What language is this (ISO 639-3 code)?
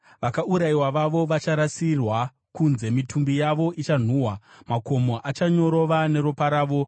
sna